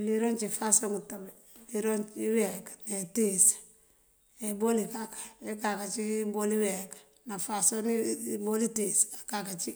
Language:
Mandjak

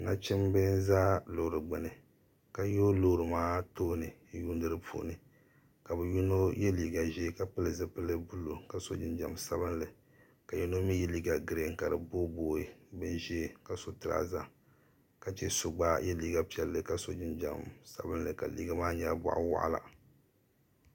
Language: Dagbani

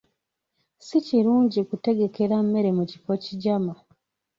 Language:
Ganda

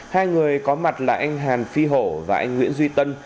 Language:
Vietnamese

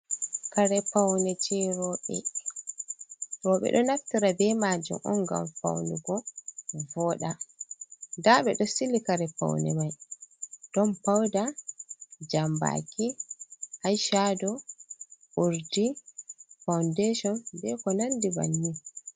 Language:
Fula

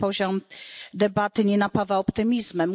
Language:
Polish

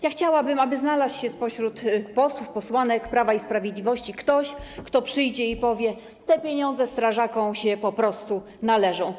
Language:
Polish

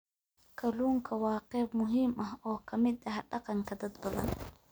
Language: Somali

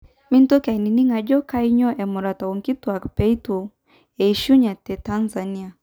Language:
Masai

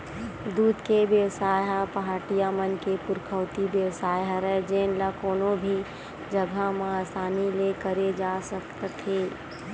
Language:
Chhattisgarhi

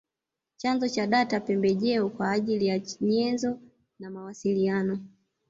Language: Swahili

